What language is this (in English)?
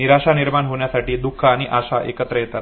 Marathi